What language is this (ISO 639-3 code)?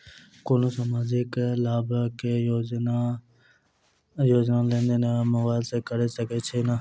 mai